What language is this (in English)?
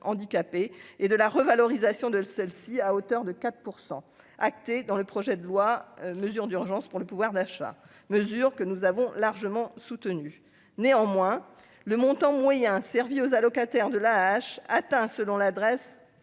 French